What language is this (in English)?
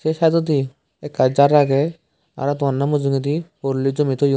Chakma